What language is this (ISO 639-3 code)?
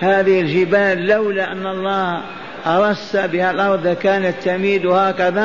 ara